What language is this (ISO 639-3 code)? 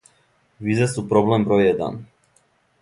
srp